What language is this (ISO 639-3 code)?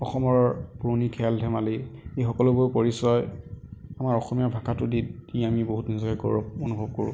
asm